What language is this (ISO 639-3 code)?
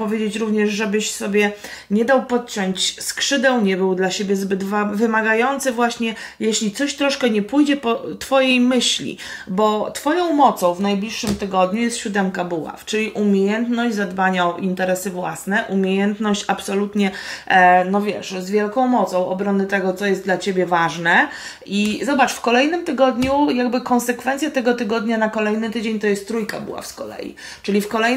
pol